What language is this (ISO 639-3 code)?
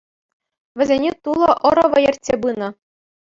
chv